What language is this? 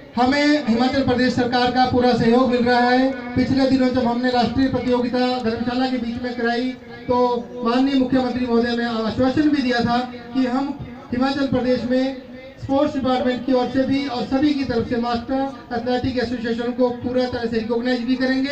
Hindi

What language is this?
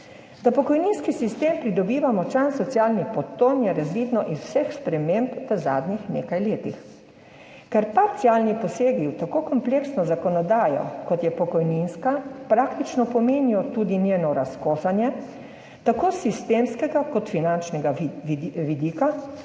Slovenian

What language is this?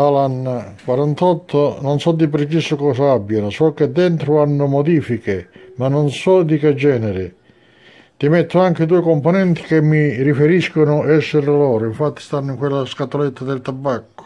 Italian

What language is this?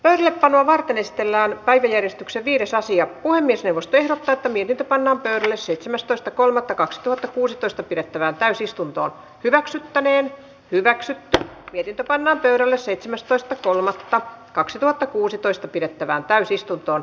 Finnish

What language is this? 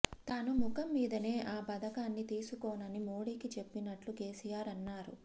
Telugu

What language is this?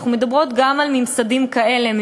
Hebrew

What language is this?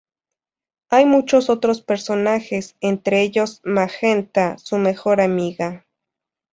Spanish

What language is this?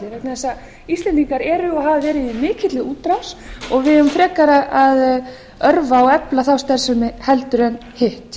Icelandic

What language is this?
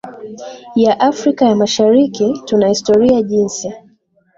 Swahili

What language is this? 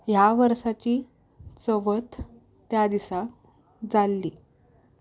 Konkani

